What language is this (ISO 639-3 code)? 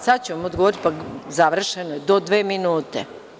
srp